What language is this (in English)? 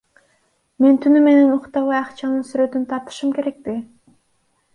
Kyrgyz